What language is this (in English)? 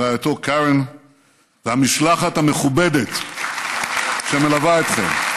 Hebrew